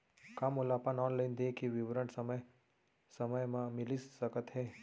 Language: Chhattisgarhi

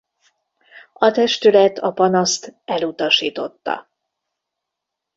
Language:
Hungarian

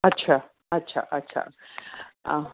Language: Sindhi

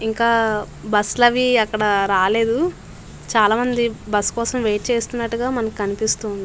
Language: Telugu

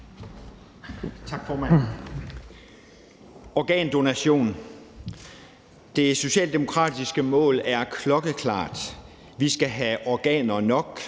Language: Danish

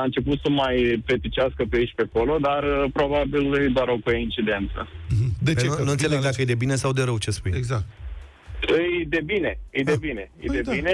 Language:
Romanian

